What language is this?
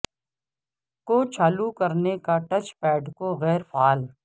Urdu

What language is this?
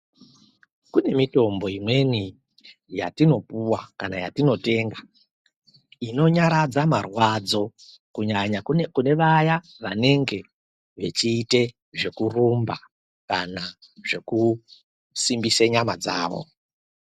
Ndau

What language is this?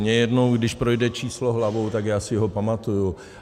Czech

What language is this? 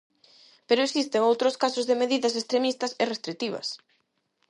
Galician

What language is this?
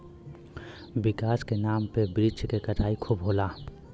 Bhojpuri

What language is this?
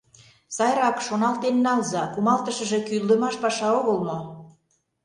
Mari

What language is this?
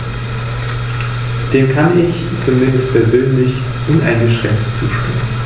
German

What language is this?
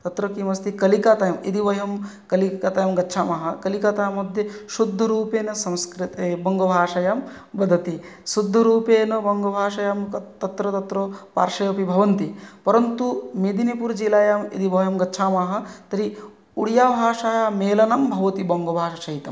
Sanskrit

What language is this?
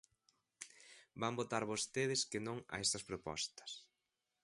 Galician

